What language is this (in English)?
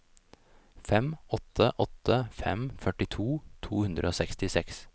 Norwegian